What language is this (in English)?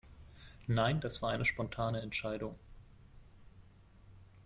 German